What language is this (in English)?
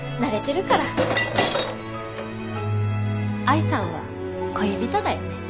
Japanese